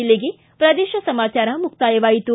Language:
Kannada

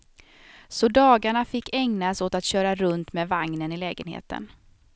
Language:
Swedish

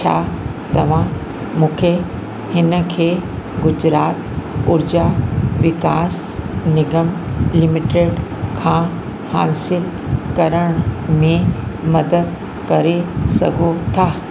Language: Sindhi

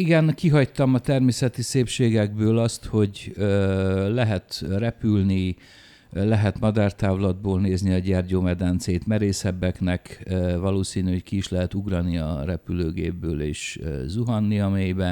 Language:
Hungarian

